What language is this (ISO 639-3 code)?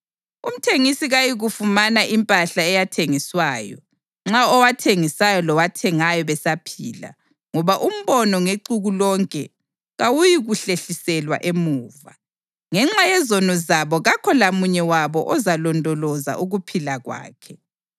nde